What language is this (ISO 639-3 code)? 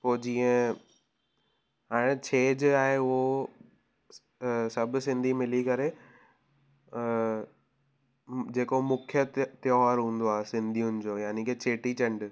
snd